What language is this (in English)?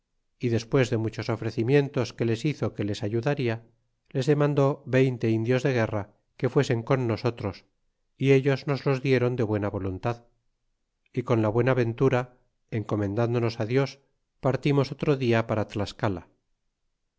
Spanish